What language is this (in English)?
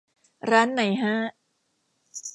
Thai